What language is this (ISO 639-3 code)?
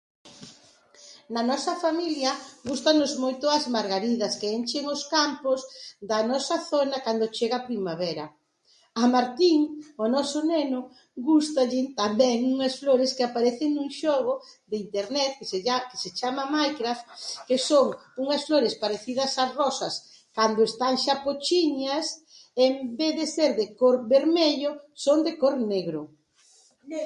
glg